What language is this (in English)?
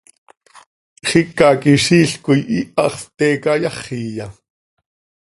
Seri